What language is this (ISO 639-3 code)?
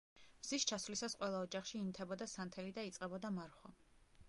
kat